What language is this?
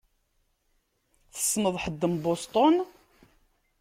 Kabyle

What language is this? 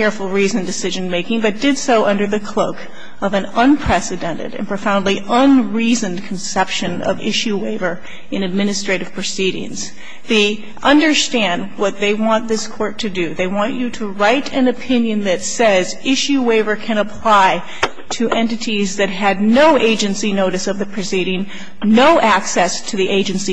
English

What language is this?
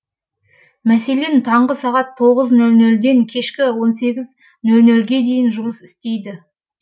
Kazakh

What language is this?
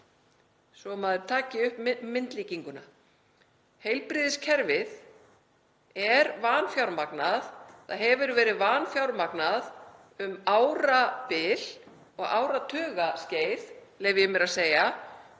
Icelandic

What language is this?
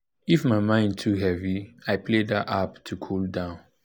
Nigerian Pidgin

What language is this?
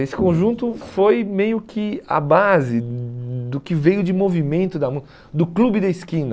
Portuguese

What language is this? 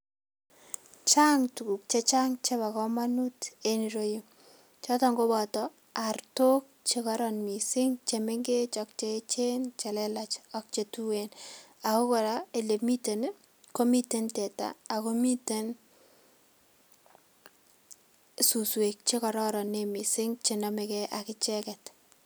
Kalenjin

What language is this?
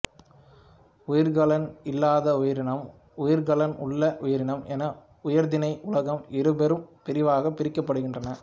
Tamil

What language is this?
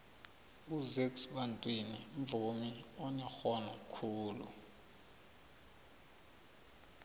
South Ndebele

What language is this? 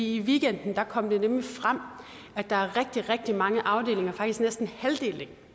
Danish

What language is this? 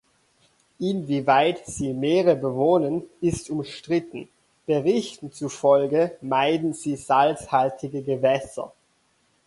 German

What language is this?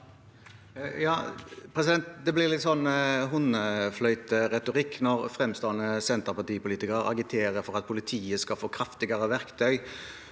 Norwegian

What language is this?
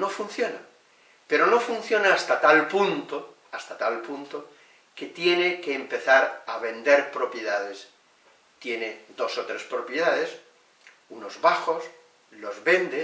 Spanish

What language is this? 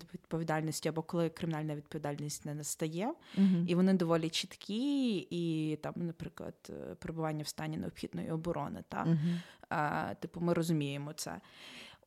Ukrainian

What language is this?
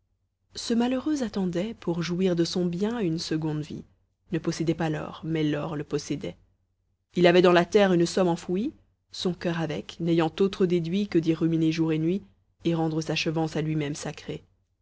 French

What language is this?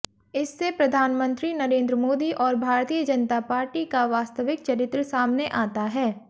Hindi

